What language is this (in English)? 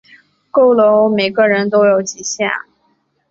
Chinese